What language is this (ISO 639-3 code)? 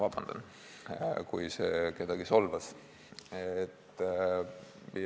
est